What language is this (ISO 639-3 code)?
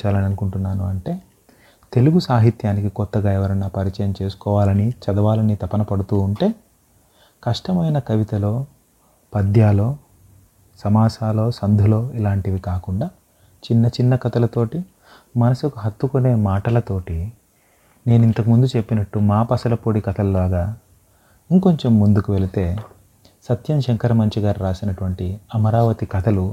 tel